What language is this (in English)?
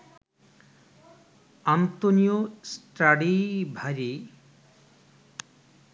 Bangla